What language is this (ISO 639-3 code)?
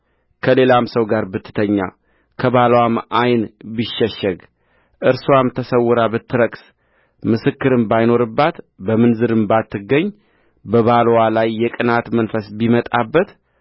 amh